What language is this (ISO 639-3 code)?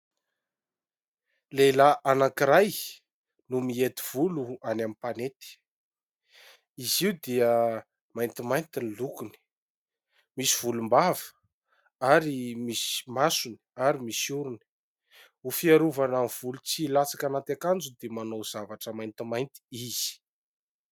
mlg